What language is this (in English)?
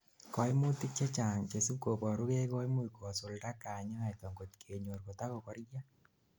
Kalenjin